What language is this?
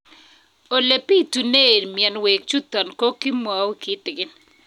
Kalenjin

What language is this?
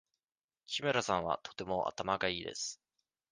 Japanese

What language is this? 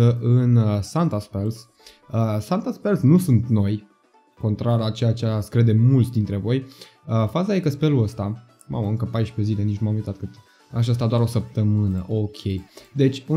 Romanian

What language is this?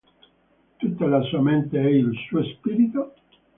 Italian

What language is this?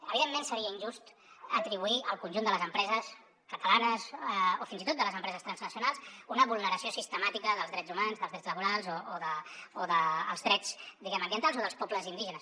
Catalan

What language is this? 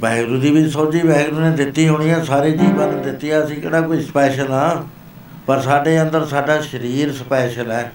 Punjabi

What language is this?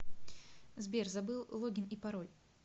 Russian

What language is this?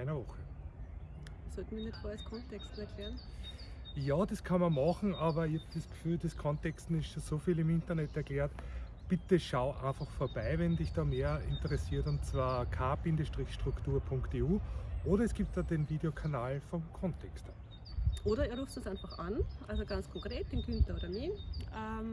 German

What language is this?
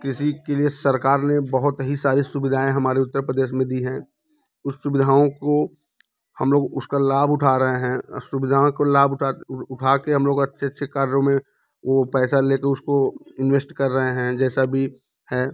Hindi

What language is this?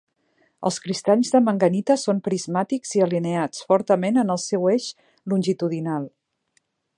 Catalan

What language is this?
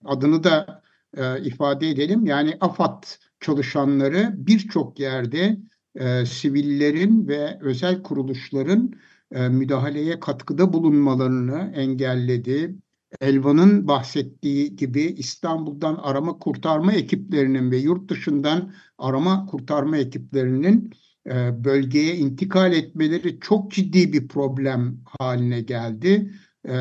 Turkish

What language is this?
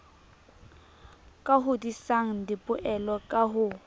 Southern Sotho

